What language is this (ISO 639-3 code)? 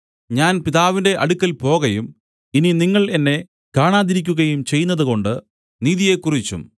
mal